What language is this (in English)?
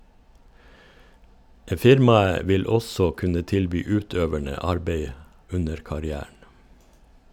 Norwegian